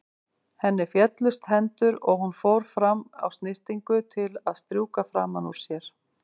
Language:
Icelandic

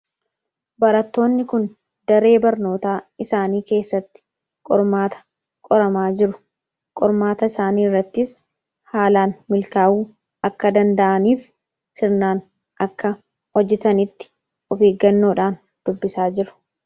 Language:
Oromo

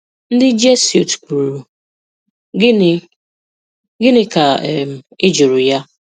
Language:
Igbo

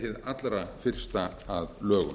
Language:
Icelandic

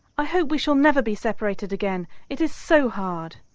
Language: English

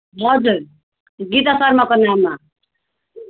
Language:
Nepali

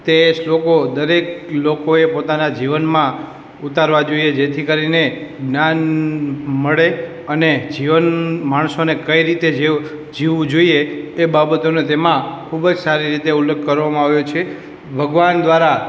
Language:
Gujarati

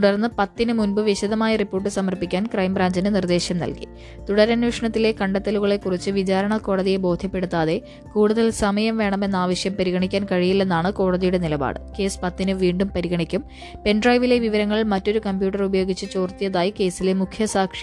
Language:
Malayalam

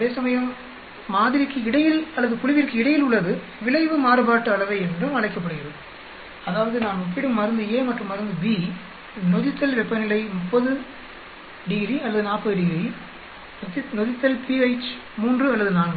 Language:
Tamil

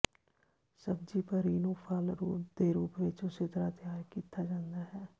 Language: Punjabi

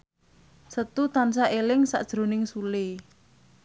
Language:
Javanese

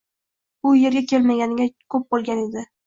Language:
Uzbek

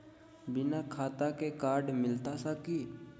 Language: Magahi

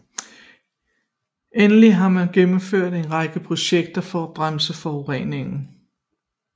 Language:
Danish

